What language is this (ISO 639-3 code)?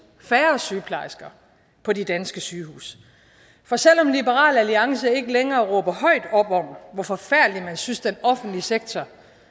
dan